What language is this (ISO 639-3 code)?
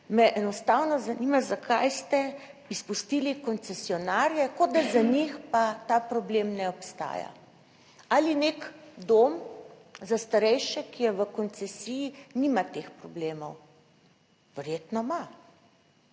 slv